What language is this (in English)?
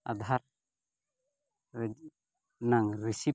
Santali